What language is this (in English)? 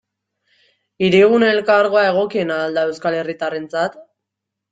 Basque